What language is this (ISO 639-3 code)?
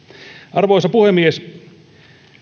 fin